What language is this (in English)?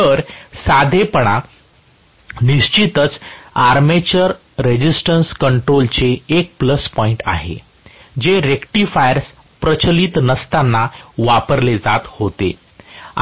Marathi